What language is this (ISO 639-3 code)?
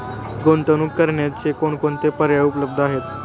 mar